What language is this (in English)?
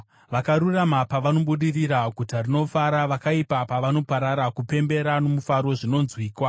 Shona